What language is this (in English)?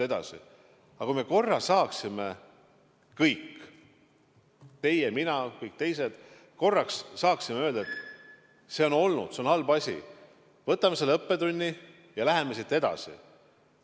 Estonian